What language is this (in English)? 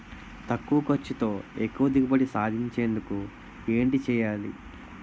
Telugu